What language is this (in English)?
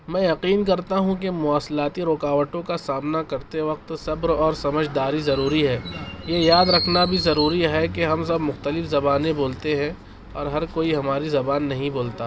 Urdu